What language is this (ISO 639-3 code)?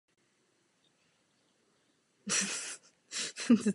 ces